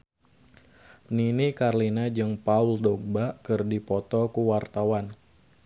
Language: Sundanese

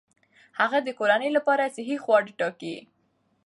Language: Pashto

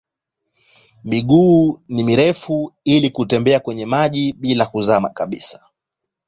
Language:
Swahili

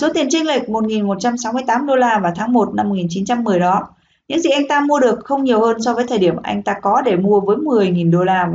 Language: Vietnamese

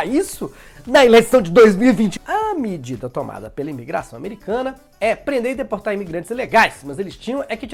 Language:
Portuguese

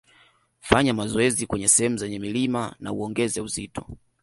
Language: Swahili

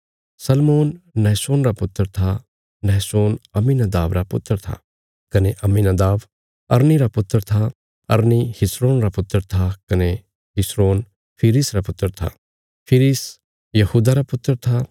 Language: Bilaspuri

